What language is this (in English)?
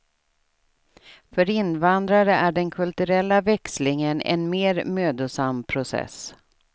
Swedish